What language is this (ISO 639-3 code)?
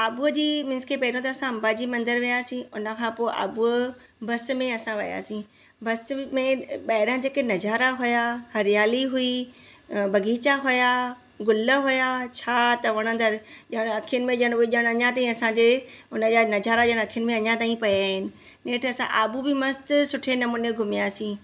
snd